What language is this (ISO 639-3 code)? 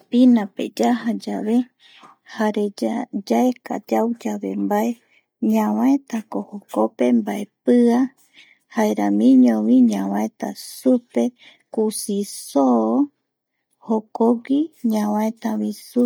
gui